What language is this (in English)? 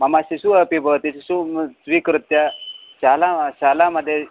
Sanskrit